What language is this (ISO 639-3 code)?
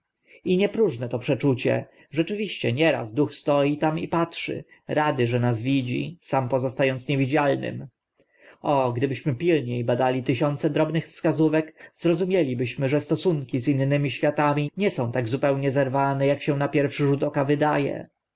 pol